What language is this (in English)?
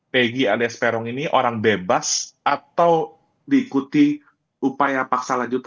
Indonesian